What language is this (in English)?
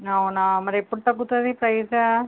Telugu